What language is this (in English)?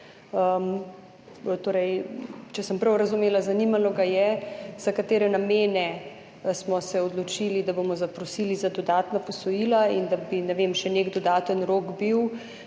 Slovenian